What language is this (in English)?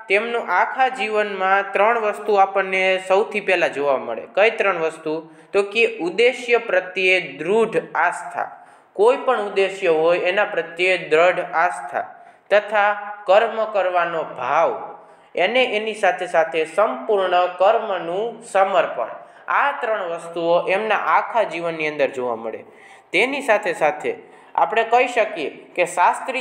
Hindi